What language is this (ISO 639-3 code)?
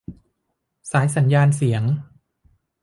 tha